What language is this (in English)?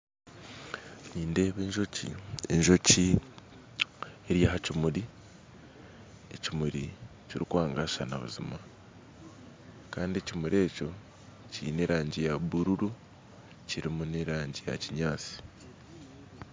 Nyankole